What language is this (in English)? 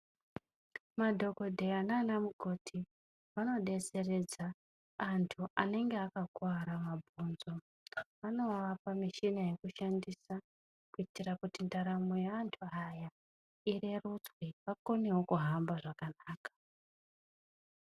Ndau